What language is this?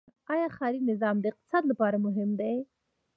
Pashto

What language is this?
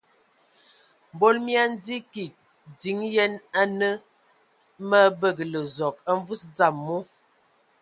Ewondo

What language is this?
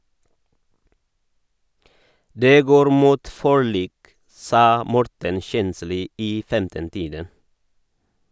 Norwegian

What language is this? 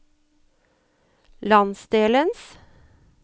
Norwegian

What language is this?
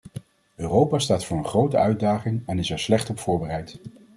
Dutch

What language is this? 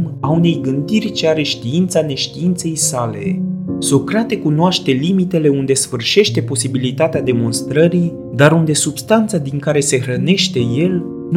Romanian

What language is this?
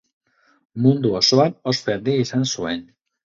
Basque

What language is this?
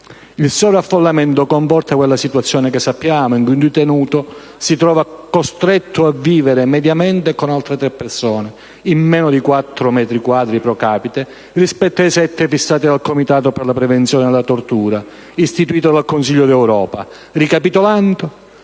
Italian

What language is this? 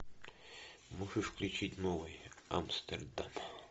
Russian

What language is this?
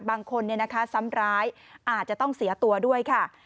Thai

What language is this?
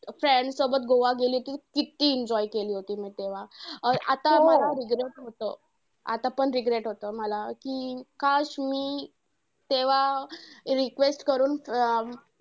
Marathi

